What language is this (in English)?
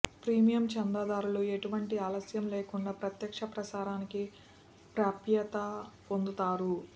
Telugu